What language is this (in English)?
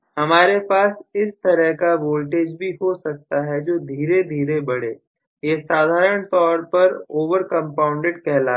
Hindi